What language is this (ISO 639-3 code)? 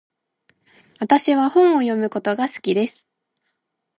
jpn